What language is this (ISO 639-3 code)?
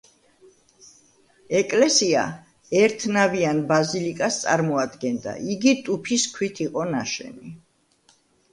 kat